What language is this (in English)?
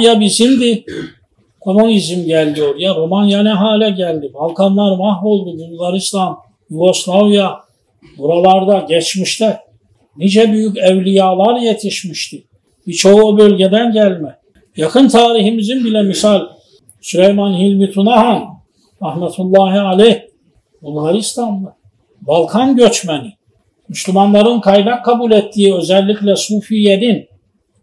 Turkish